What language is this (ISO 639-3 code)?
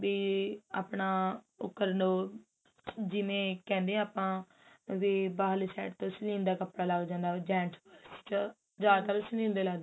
pan